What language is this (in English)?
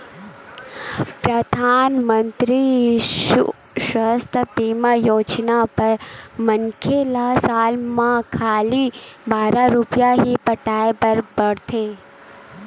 Chhattisgarhi